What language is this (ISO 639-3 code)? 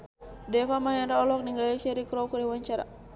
sun